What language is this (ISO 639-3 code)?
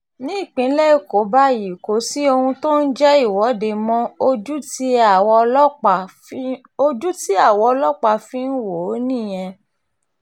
yor